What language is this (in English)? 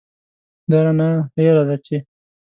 Pashto